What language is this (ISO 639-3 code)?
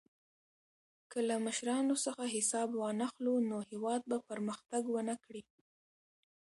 pus